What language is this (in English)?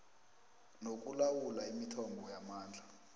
South Ndebele